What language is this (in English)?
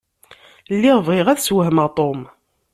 Kabyle